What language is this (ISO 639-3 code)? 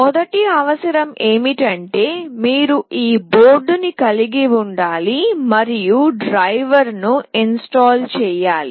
tel